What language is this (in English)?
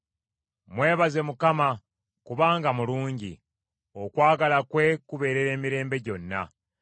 Ganda